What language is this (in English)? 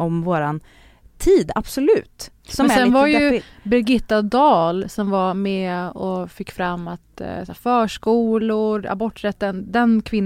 Swedish